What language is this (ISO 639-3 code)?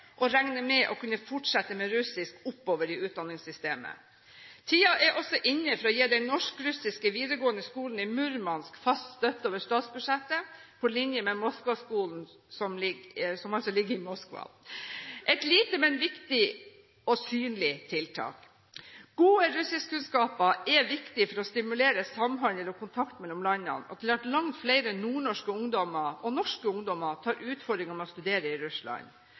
nob